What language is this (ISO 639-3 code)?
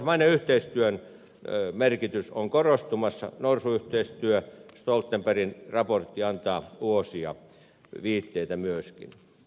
fin